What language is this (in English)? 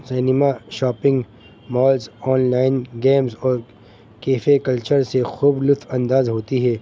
Urdu